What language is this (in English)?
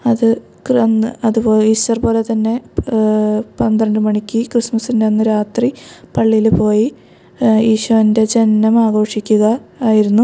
Malayalam